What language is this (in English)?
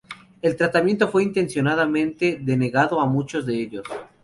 Spanish